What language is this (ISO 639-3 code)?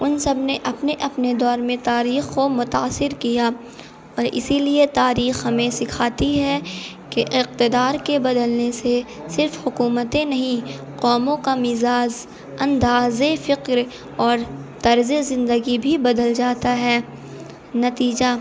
urd